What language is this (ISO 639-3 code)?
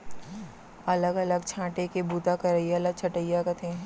hne